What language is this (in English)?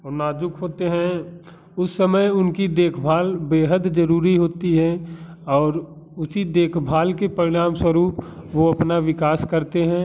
Hindi